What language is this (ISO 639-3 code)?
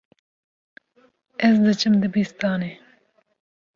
kur